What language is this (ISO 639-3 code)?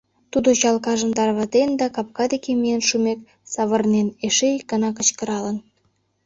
chm